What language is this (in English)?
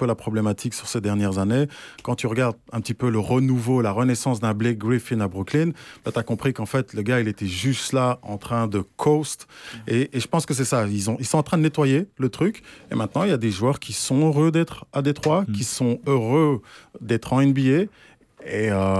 French